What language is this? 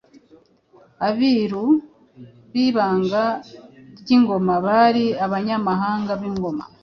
Kinyarwanda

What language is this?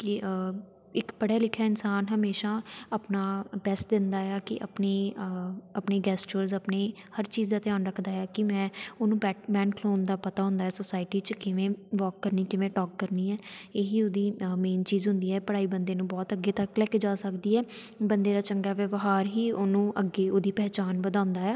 Punjabi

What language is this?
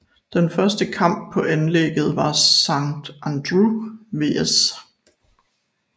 Danish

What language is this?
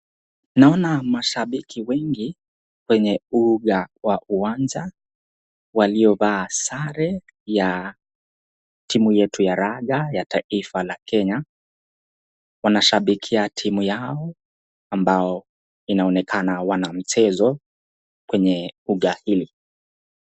Swahili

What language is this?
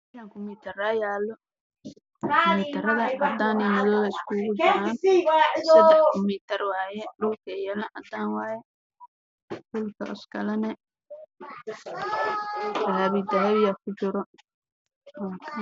Somali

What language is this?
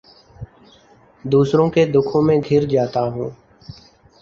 Urdu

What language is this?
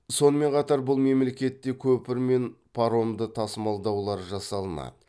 Kazakh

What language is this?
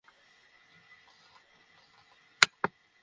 Bangla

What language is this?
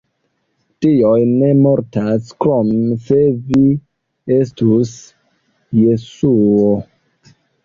Esperanto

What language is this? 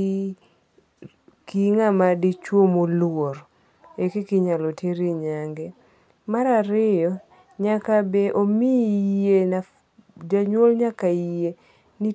Luo (Kenya and Tanzania)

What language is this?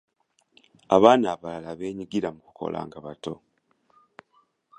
Ganda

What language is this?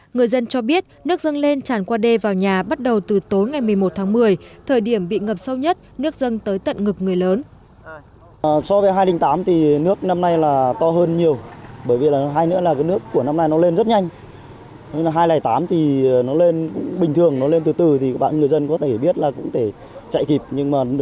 Vietnamese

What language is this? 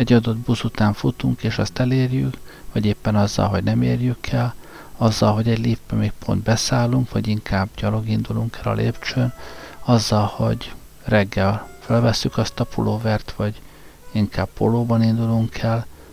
Hungarian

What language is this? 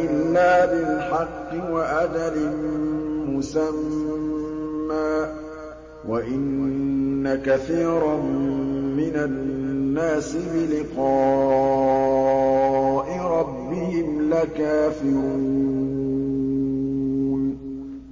Arabic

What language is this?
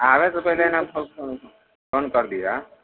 Maithili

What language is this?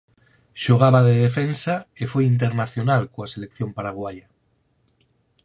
Galician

